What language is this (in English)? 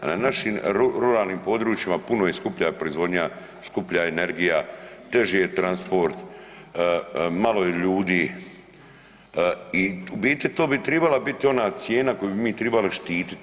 Croatian